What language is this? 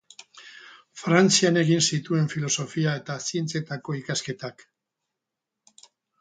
Basque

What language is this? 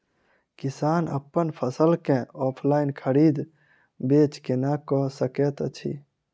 Maithili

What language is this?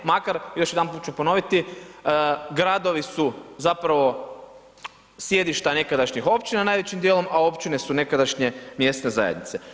Croatian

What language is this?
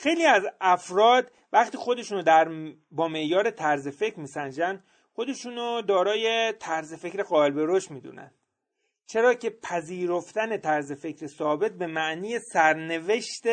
Persian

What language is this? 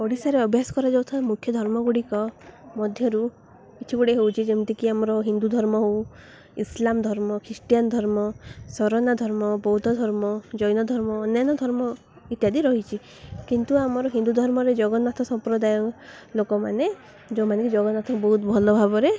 Odia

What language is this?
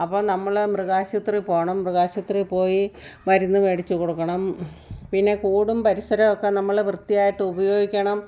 Malayalam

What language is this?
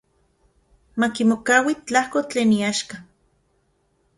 Central Puebla Nahuatl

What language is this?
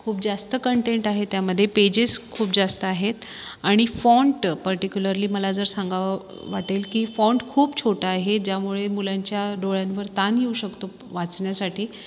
Marathi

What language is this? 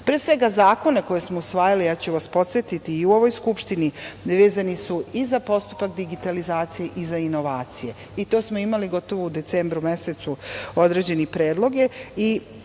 Serbian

